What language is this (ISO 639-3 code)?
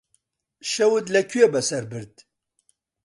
ckb